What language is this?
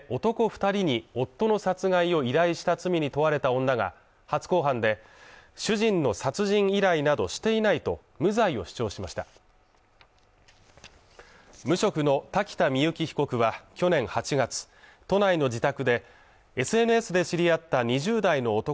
Japanese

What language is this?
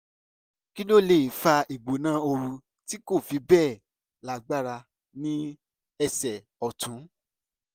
Yoruba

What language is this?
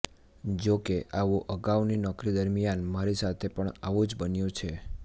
Gujarati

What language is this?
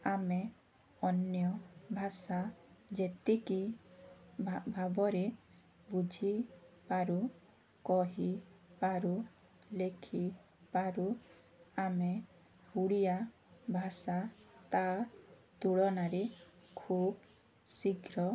Odia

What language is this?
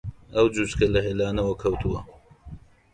Central Kurdish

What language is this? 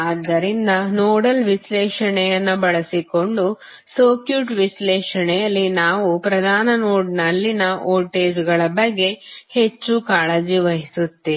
Kannada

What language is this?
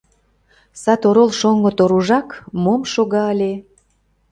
Mari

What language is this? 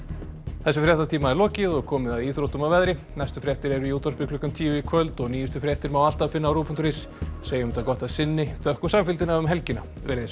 Icelandic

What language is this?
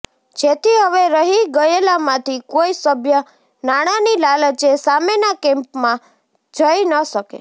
Gujarati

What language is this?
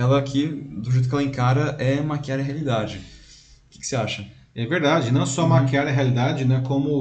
Portuguese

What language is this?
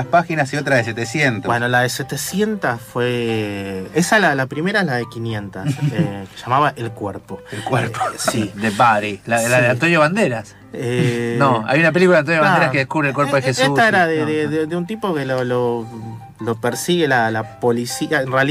Spanish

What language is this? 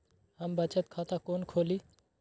Maithili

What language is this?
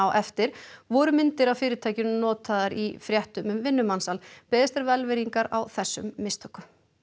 Icelandic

